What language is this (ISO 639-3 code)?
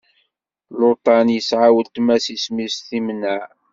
kab